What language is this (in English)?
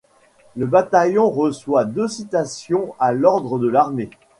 French